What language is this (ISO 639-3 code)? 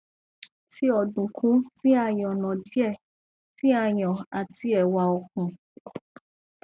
yor